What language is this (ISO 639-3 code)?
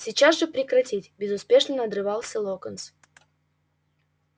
rus